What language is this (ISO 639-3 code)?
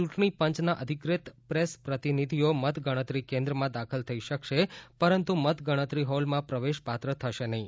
guj